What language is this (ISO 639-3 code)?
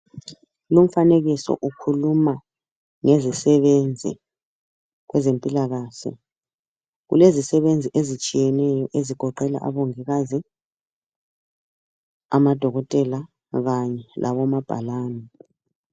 nde